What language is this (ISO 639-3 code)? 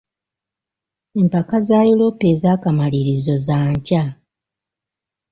lug